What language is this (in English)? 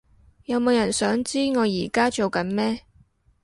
Cantonese